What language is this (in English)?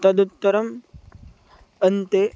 Sanskrit